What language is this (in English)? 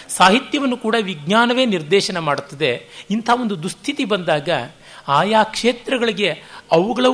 Kannada